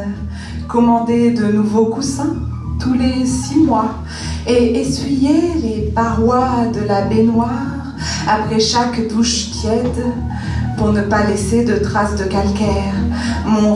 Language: French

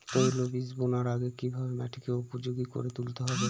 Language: Bangla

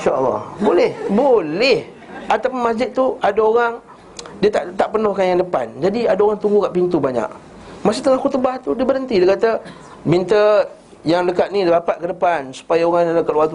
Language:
Malay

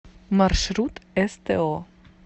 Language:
Russian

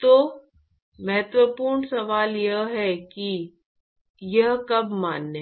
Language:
Hindi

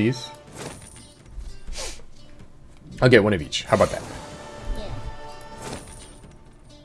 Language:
English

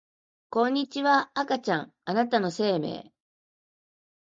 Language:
Japanese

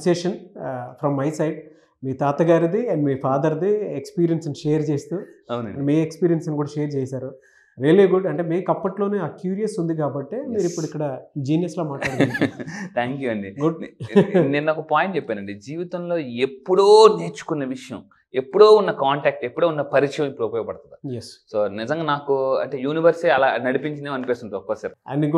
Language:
Telugu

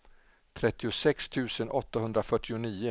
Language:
Swedish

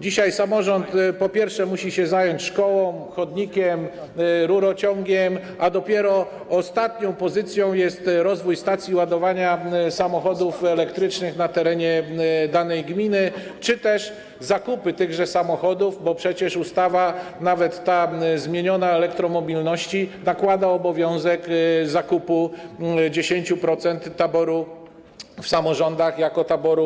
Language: Polish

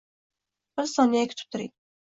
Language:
Uzbek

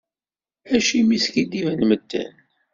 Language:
Kabyle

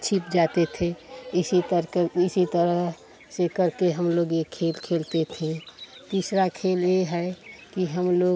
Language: Hindi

